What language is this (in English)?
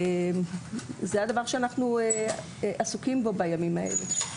Hebrew